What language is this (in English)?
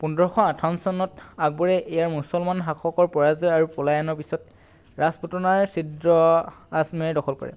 Assamese